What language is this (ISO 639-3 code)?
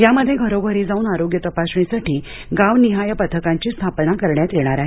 mar